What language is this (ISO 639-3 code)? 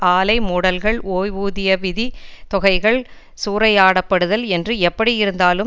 tam